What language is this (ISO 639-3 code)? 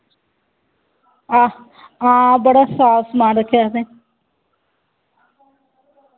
doi